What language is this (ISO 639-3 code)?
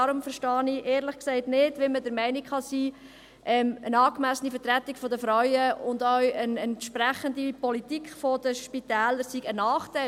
gsw